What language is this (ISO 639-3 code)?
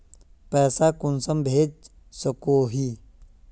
mag